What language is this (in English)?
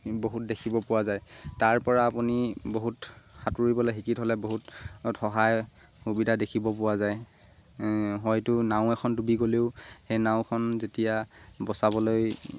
Assamese